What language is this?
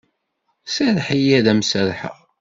Kabyle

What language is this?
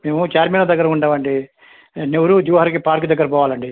Telugu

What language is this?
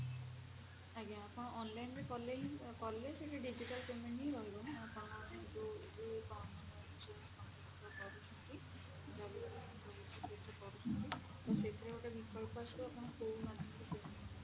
Odia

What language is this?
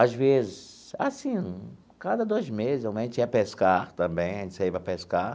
Portuguese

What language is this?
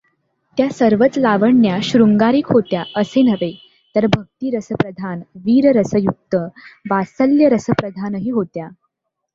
Marathi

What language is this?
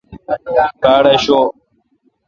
Kalkoti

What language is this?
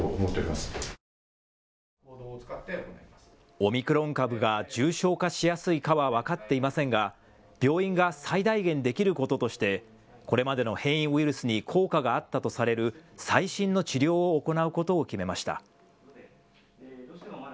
Japanese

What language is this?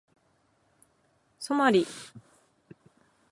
Japanese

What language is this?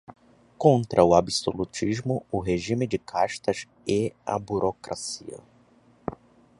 Portuguese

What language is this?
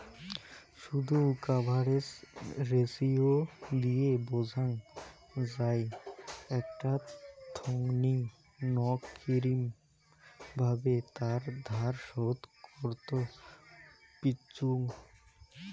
Bangla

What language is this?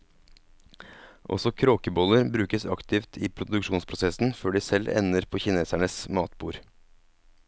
Norwegian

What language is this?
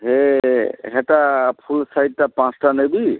Odia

